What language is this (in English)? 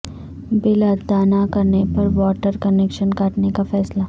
Urdu